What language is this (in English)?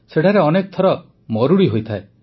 Odia